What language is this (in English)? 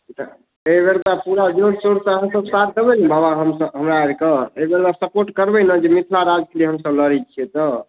Maithili